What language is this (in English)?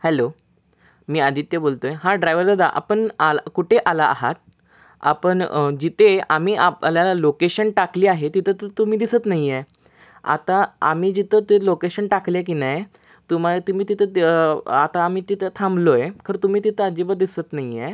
Marathi